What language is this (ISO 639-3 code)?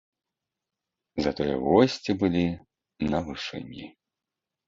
bel